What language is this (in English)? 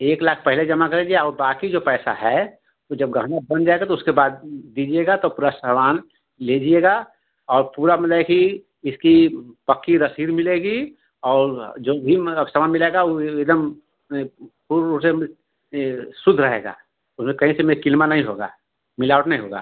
Hindi